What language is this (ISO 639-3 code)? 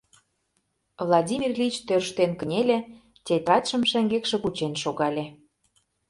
chm